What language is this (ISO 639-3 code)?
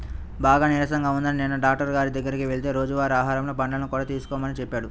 tel